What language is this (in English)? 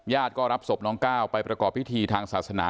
Thai